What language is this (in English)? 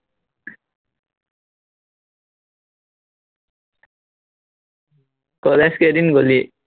Assamese